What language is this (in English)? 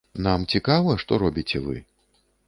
Belarusian